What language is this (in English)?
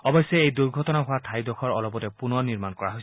Assamese